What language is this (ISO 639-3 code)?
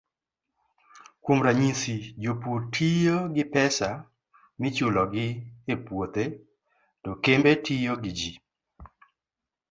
luo